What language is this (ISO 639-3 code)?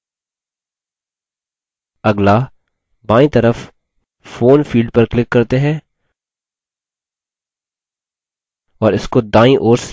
hin